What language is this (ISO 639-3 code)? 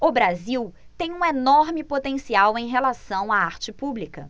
por